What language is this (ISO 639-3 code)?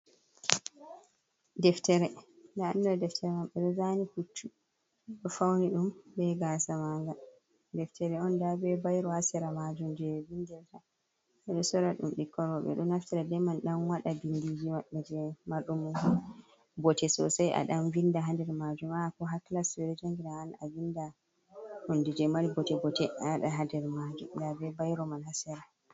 ful